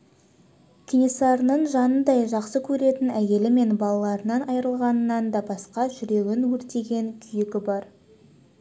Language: Kazakh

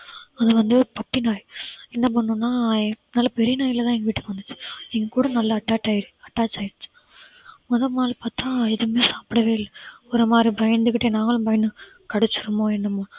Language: Tamil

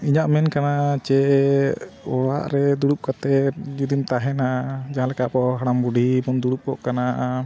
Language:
Santali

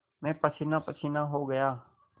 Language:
Hindi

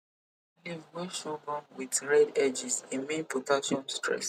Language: Nigerian Pidgin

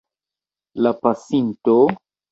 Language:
Esperanto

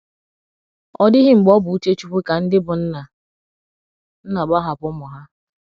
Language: Igbo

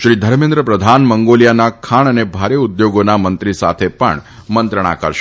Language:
Gujarati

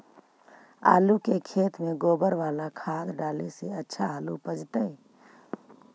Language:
Magahi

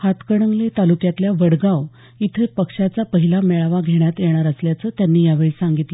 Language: Marathi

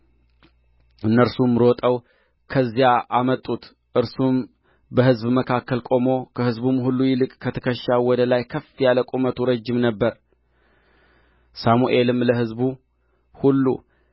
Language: Amharic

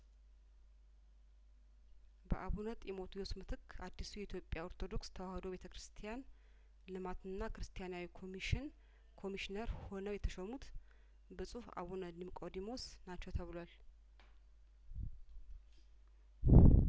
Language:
Amharic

